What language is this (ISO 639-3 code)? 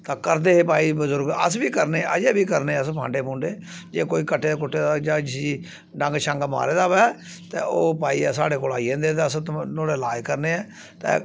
doi